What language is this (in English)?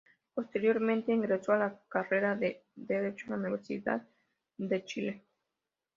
Spanish